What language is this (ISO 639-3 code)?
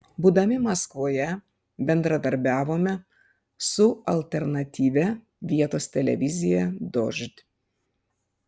lit